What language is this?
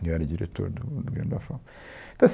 Portuguese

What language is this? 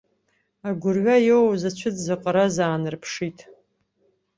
Abkhazian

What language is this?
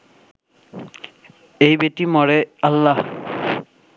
Bangla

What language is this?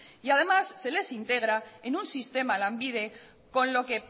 Spanish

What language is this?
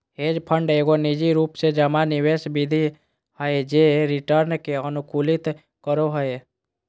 Magahi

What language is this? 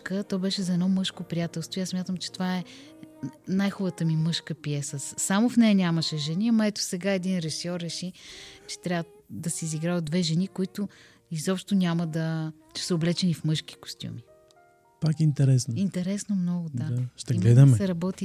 Bulgarian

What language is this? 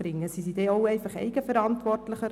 Swiss German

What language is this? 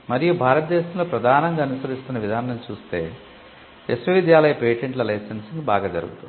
Telugu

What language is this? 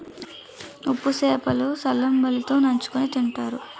Telugu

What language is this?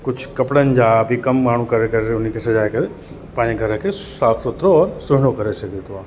Sindhi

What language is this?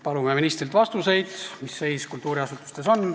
Estonian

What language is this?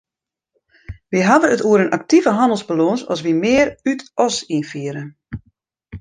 Western Frisian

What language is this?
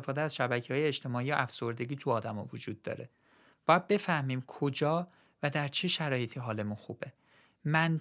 Persian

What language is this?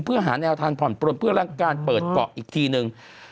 Thai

